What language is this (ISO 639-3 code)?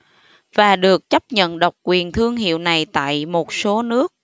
vie